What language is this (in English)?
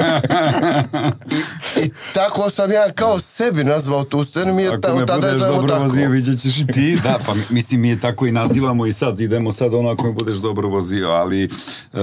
Croatian